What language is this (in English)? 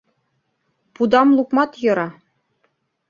Mari